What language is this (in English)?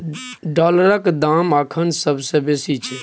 Maithili